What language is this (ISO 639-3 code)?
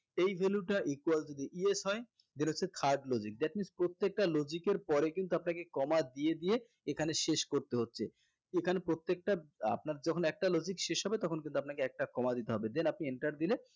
ben